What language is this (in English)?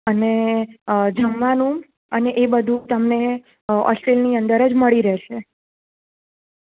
Gujarati